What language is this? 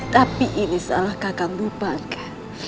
Indonesian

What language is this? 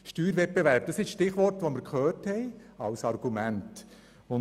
Swiss German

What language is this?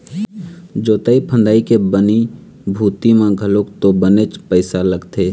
Chhattisgarhi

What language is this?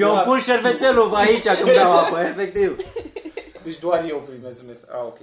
Romanian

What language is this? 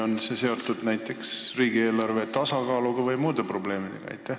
Estonian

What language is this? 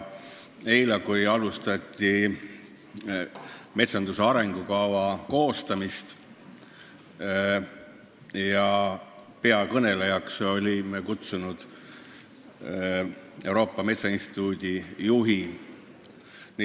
Estonian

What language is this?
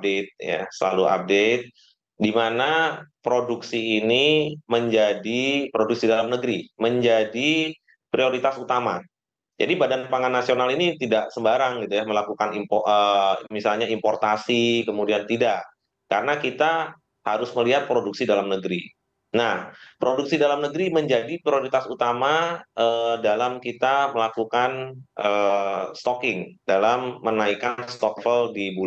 Indonesian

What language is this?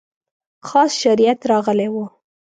Pashto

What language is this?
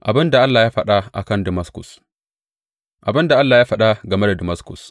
Hausa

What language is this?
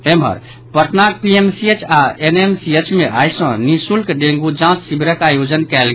Maithili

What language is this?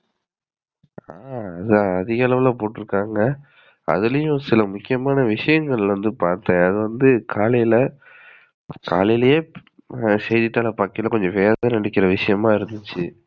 Tamil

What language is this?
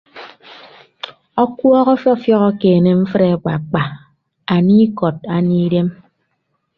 Ibibio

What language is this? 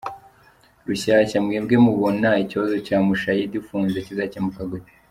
Kinyarwanda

